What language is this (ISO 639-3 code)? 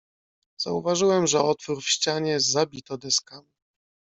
pol